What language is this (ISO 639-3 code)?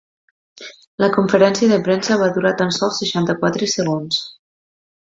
cat